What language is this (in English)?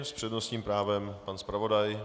Czech